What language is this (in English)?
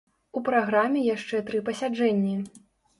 Belarusian